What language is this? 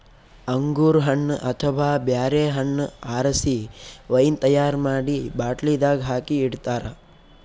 Kannada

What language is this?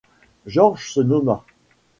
French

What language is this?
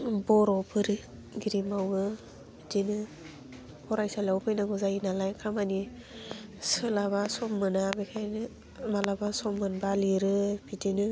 Bodo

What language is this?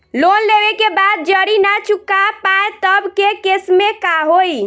Bhojpuri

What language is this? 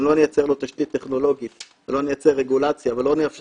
Hebrew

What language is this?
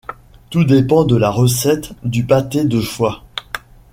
French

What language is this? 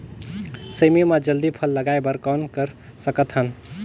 Chhattisgarhi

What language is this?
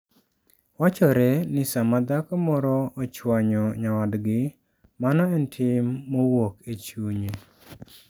Luo (Kenya and Tanzania)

